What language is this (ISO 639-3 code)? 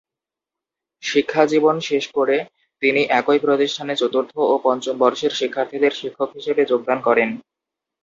ben